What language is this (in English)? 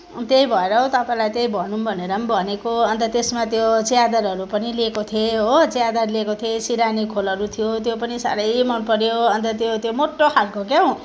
Nepali